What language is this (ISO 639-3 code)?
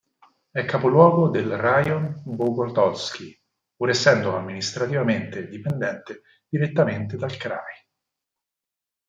ita